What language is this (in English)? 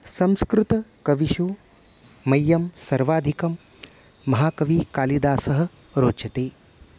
Sanskrit